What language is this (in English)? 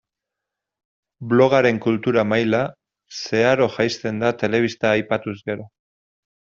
Basque